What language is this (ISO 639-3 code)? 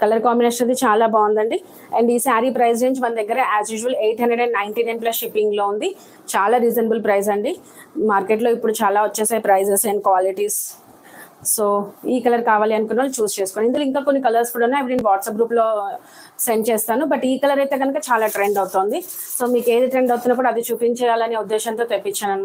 tel